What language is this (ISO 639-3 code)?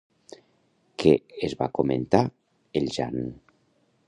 cat